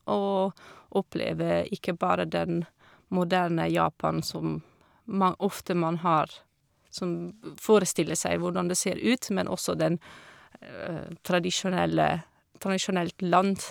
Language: Norwegian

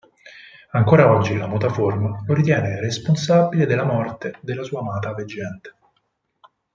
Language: Italian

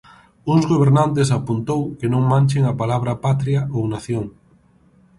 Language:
Galician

